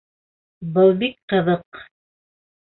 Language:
Bashkir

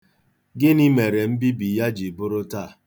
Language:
Igbo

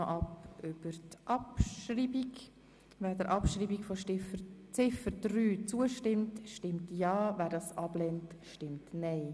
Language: Swiss German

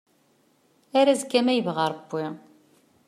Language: Kabyle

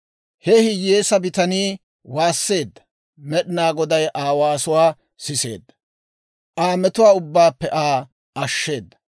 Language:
Dawro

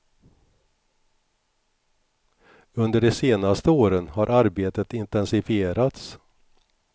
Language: Swedish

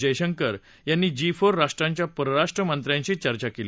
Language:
Marathi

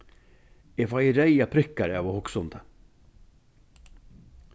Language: Faroese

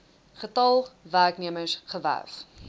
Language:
Afrikaans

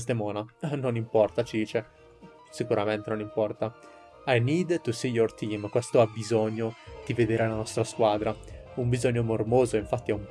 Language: Italian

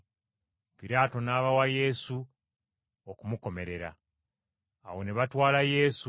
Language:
Ganda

